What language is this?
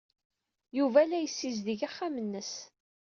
Kabyle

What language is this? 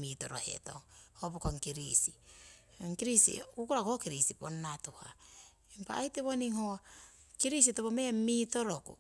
Siwai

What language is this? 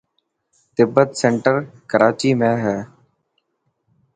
Dhatki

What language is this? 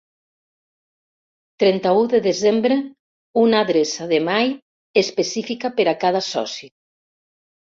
Catalan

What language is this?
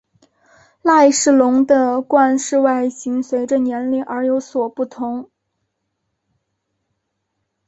Chinese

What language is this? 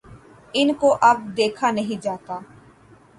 Urdu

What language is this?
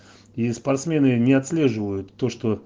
Russian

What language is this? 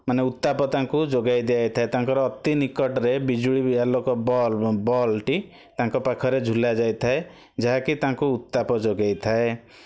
Odia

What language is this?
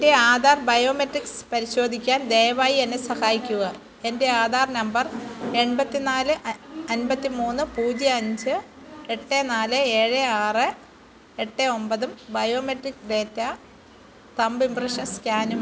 Malayalam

